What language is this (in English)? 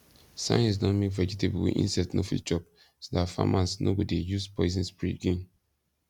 Nigerian Pidgin